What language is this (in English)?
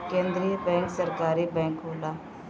Bhojpuri